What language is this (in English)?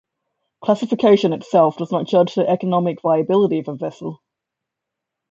English